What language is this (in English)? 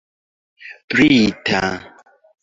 Esperanto